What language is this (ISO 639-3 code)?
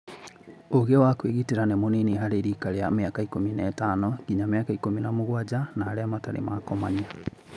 kik